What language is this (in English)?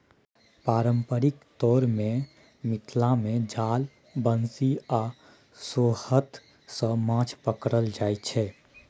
Maithili